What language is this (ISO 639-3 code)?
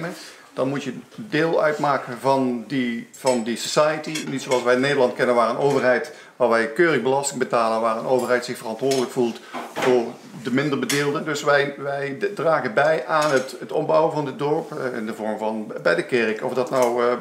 nld